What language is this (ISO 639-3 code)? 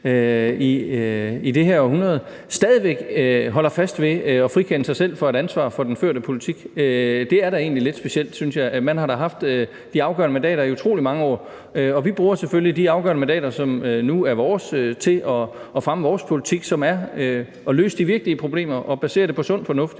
dan